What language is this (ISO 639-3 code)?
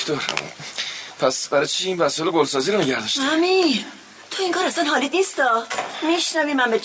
fas